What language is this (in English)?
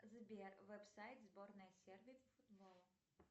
Russian